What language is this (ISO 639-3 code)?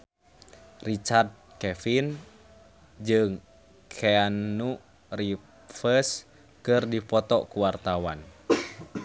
sun